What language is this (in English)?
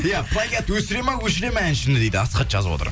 Kazakh